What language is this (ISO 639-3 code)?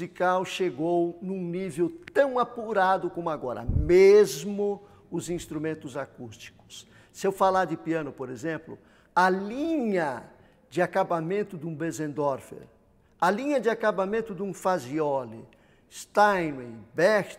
por